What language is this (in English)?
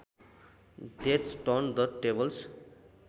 Nepali